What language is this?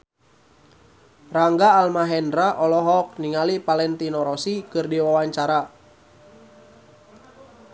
Sundanese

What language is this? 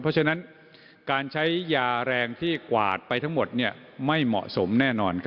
Thai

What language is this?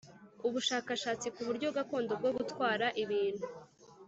Kinyarwanda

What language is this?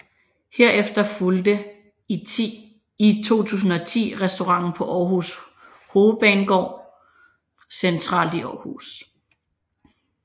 Danish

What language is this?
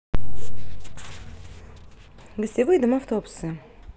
Russian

